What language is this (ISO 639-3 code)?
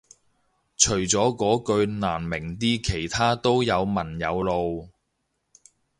yue